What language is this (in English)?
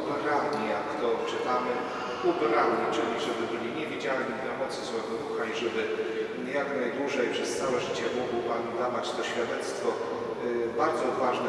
Polish